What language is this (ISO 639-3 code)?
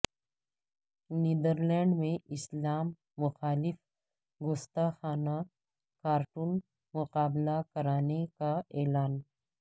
urd